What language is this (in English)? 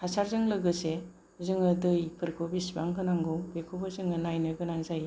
Bodo